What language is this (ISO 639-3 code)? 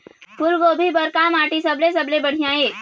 hne